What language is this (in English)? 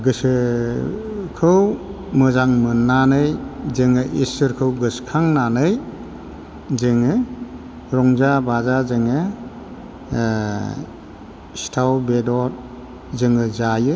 Bodo